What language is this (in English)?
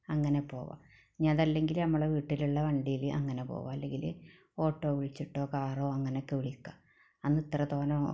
Malayalam